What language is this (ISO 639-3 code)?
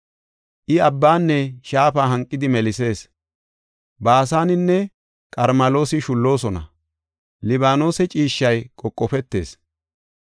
gof